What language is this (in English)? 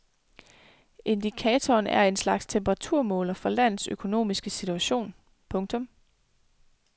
Danish